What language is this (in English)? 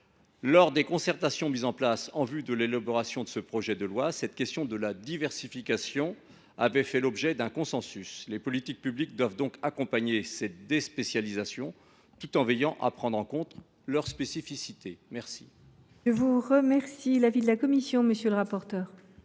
French